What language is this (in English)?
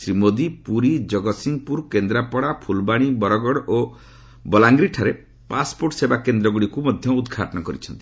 Odia